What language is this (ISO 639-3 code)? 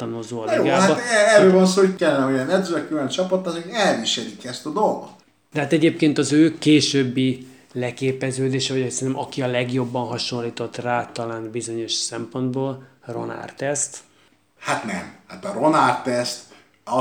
hun